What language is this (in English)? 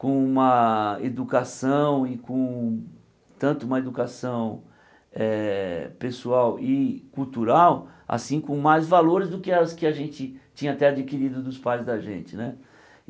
Portuguese